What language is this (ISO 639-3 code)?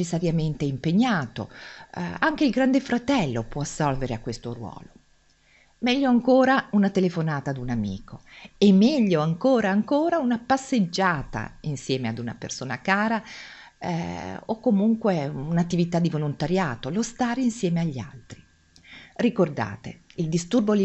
ita